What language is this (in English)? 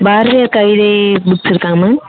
Tamil